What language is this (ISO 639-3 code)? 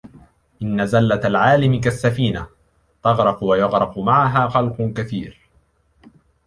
ara